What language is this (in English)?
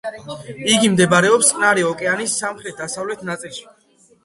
Georgian